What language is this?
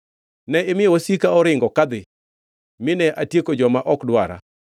Luo (Kenya and Tanzania)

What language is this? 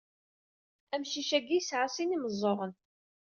Kabyle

